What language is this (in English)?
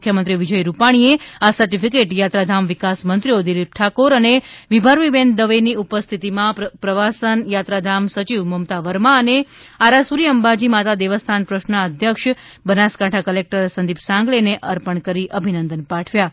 Gujarati